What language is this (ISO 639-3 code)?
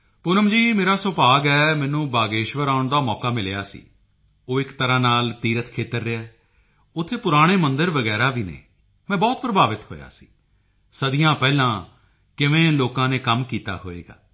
pan